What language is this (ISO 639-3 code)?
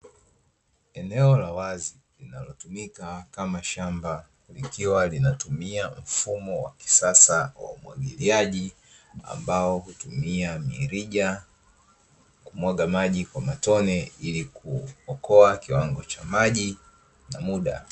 swa